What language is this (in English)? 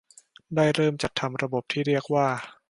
Thai